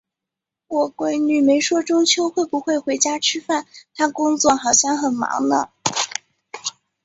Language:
Chinese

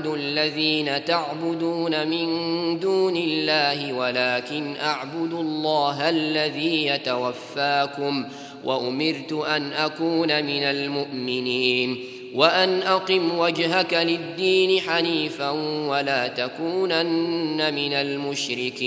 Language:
Arabic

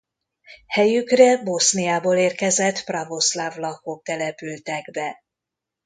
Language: Hungarian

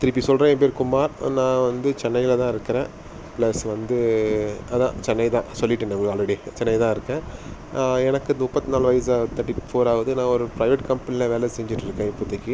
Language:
Tamil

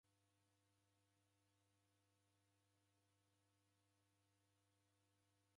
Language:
Taita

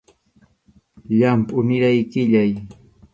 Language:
Arequipa-La Unión Quechua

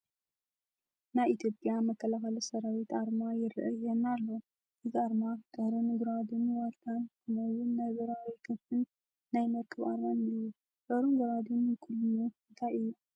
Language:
Tigrinya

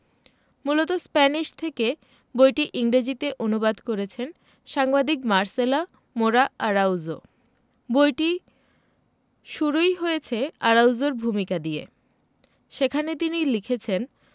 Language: Bangla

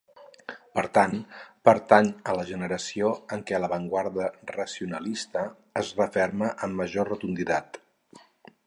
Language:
Catalan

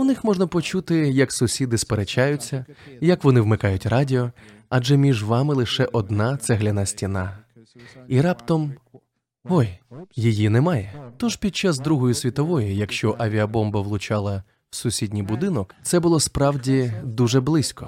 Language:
Ukrainian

